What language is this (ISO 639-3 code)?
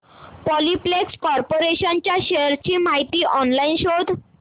mar